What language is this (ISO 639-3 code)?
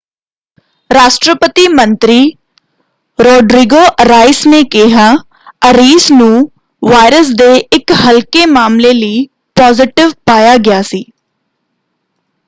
pan